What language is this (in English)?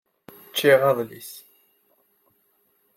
Kabyle